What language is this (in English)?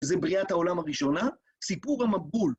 Hebrew